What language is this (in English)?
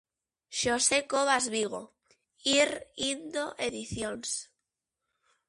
Galician